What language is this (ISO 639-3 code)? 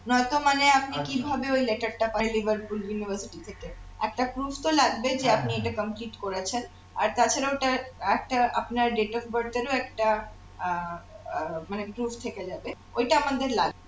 ben